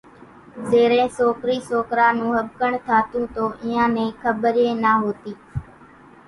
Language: Kachi Koli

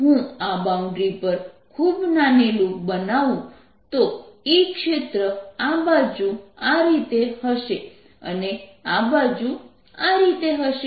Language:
Gujarati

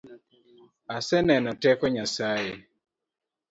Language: Luo (Kenya and Tanzania)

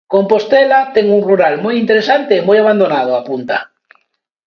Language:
Galician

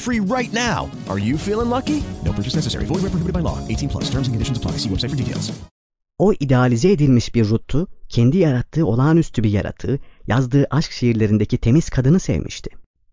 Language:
Turkish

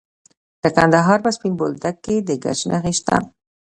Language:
Pashto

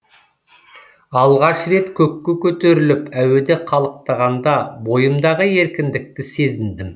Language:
Kazakh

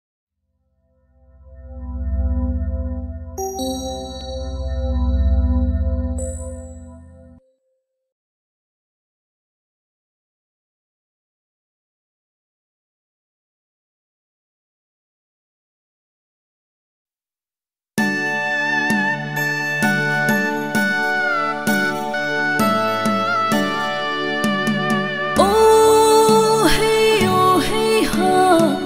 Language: Vietnamese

